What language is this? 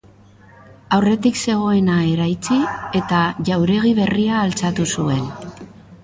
Basque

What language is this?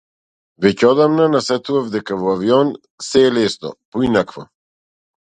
Macedonian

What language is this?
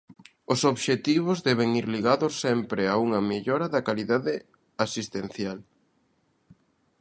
Galician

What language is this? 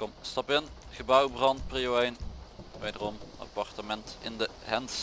Dutch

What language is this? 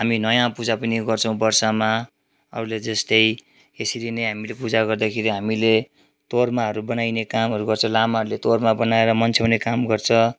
Nepali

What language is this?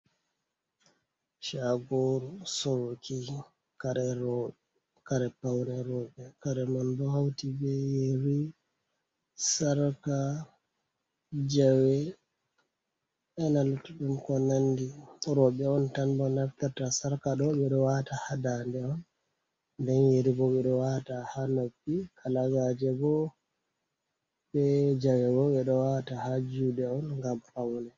Fula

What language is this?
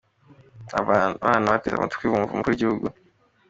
Kinyarwanda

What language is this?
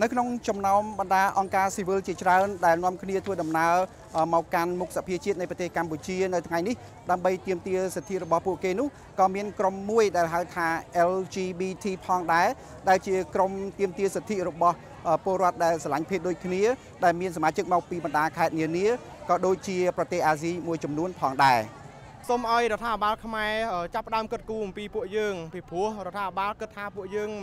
Thai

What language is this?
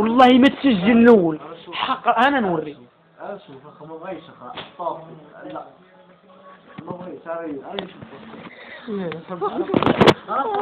Arabic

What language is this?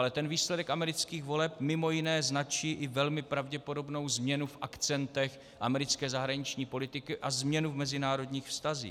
Czech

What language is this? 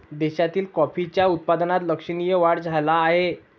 Marathi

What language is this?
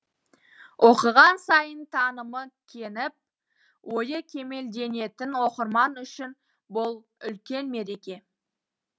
Kazakh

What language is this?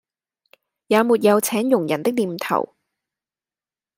Cantonese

